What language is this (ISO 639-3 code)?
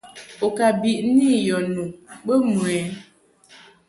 mhk